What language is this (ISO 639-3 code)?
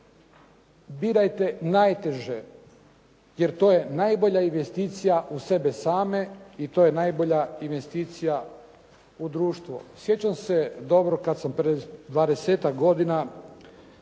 hrv